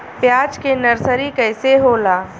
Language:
Bhojpuri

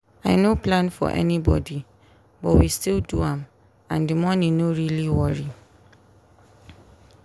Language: Nigerian Pidgin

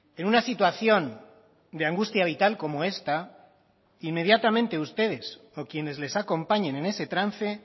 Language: Spanish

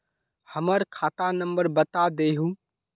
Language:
Magahi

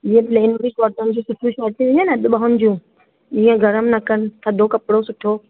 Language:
Sindhi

